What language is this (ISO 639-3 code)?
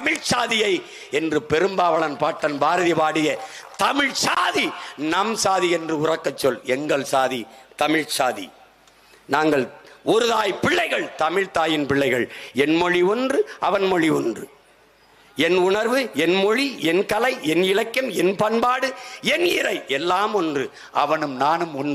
tam